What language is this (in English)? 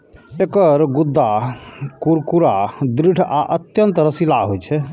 Maithili